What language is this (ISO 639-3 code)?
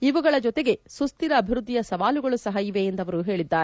kan